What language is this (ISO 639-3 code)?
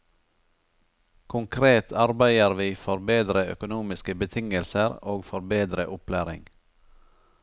nor